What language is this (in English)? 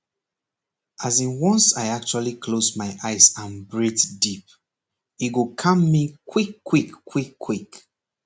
Nigerian Pidgin